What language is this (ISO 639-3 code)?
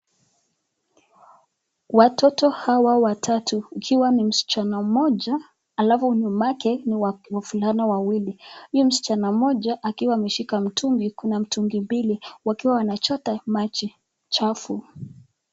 swa